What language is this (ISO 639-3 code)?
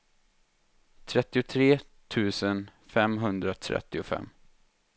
swe